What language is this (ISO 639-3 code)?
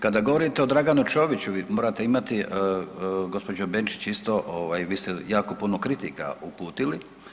hrv